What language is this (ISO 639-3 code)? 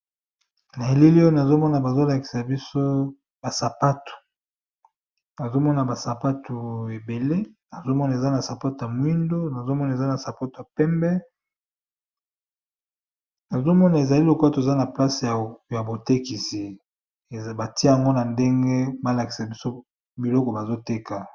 lin